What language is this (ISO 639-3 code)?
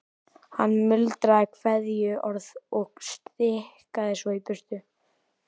isl